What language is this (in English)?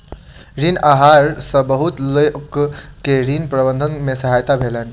Maithili